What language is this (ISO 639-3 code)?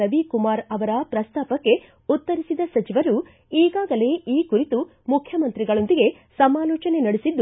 kan